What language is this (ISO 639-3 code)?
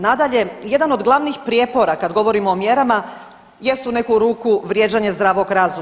hrv